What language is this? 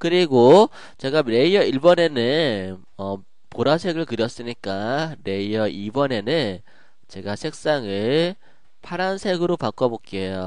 Korean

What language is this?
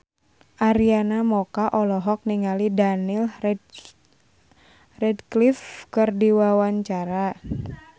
Sundanese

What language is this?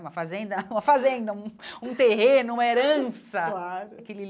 Portuguese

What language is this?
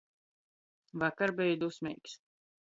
Latgalian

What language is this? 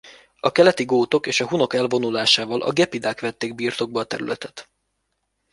Hungarian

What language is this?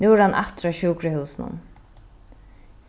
Faroese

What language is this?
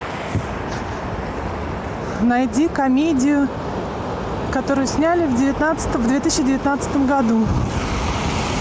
Russian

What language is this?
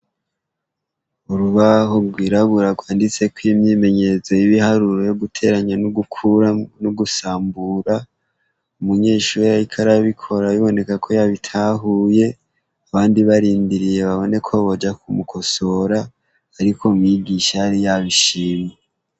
Rundi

